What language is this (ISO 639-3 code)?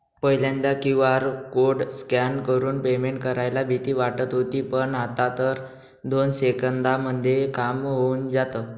mar